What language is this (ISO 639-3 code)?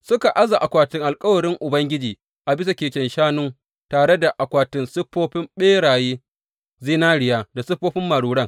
hau